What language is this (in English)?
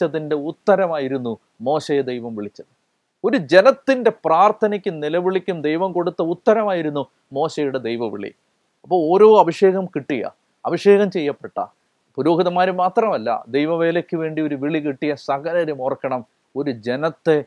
Malayalam